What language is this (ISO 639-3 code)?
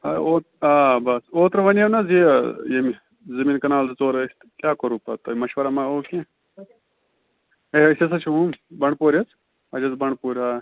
kas